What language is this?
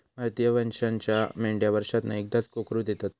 Marathi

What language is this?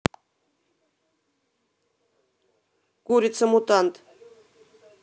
Russian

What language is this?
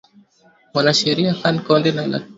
Swahili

